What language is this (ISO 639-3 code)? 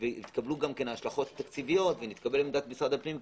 heb